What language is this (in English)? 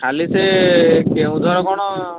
Odia